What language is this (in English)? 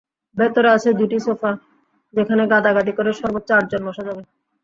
Bangla